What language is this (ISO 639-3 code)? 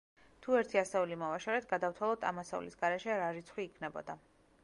kat